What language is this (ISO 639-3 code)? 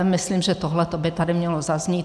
ces